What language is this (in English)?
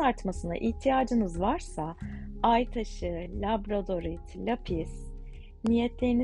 Turkish